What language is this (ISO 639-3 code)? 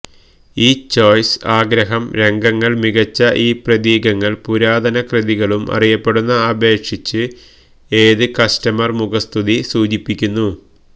mal